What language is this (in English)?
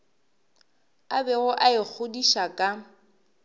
Northern Sotho